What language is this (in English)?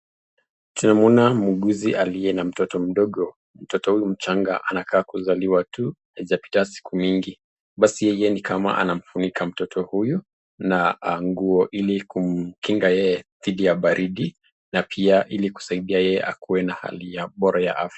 Swahili